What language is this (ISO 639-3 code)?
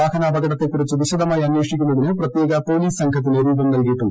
mal